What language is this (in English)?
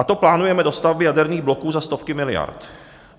Czech